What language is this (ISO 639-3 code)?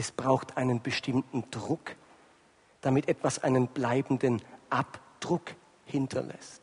deu